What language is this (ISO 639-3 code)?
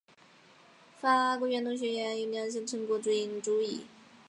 zho